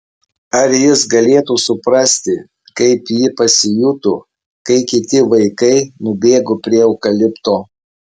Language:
Lithuanian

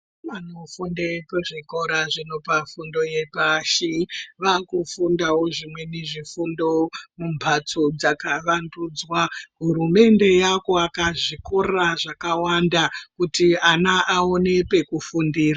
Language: Ndau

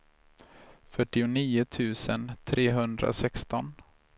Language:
Swedish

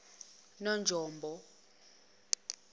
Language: Zulu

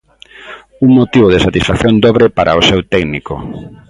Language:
Galician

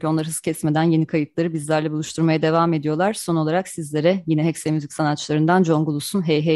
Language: Turkish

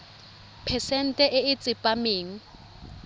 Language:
Tswana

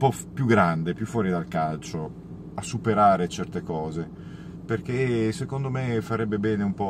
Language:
Italian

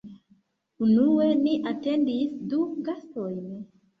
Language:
Esperanto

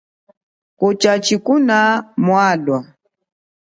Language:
Chokwe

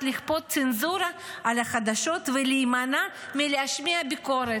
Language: Hebrew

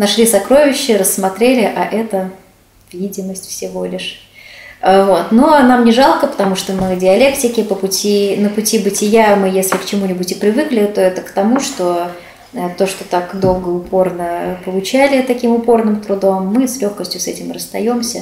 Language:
Russian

